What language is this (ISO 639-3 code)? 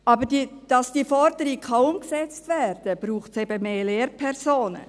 gsw